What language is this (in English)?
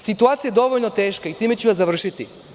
Serbian